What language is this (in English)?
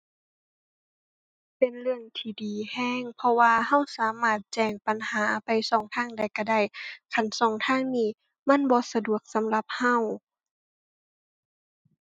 Thai